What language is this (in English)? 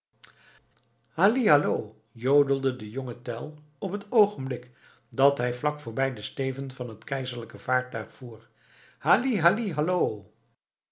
Dutch